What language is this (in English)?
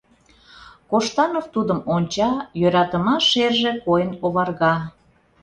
Mari